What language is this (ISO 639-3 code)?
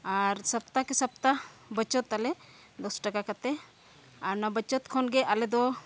sat